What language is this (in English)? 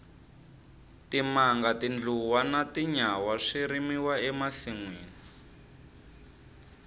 Tsonga